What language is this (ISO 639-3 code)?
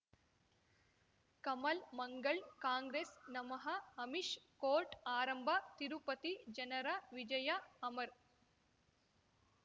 kan